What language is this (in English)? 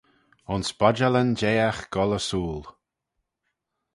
Manx